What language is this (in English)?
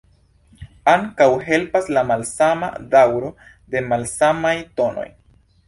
Esperanto